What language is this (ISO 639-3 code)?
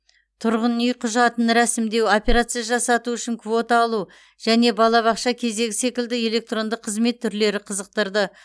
kaz